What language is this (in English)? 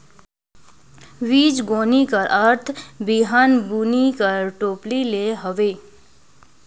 Chhattisgarhi